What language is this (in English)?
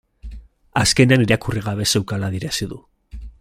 Basque